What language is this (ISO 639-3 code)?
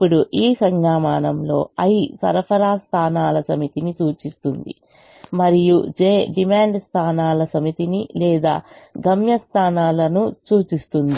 tel